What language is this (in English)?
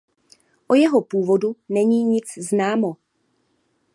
Czech